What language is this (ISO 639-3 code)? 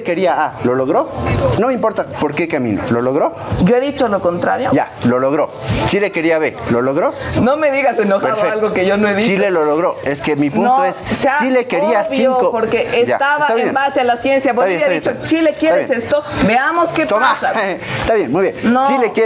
spa